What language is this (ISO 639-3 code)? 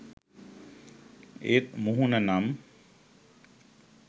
sin